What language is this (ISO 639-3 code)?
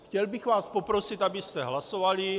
ces